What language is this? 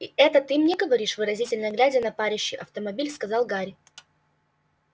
Russian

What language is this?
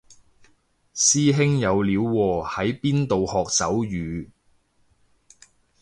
Cantonese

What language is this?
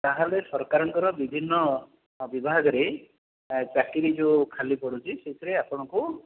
Odia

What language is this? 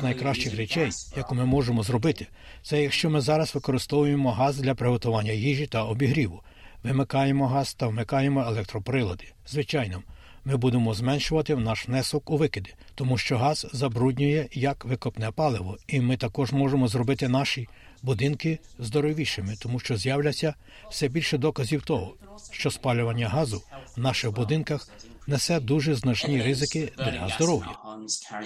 Ukrainian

